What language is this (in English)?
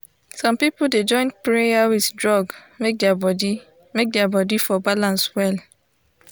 Nigerian Pidgin